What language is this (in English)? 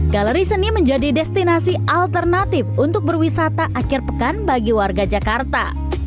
Indonesian